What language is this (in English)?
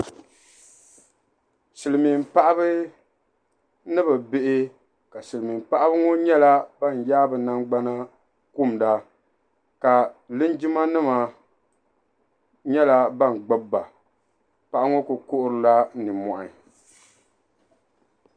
Dagbani